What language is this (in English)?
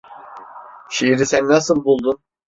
Turkish